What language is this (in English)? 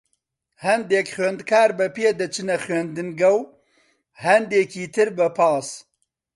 Central Kurdish